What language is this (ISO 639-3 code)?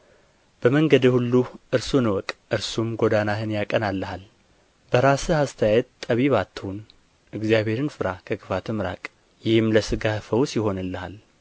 amh